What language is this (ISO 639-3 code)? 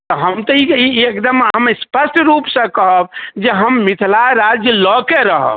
mai